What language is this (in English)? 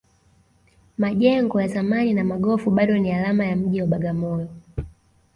Swahili